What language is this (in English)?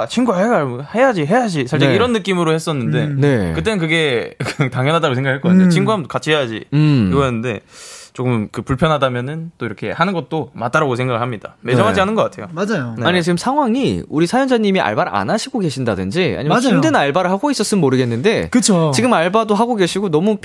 Korean